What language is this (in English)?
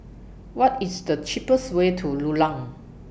English